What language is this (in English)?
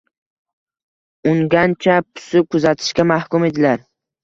Uzbek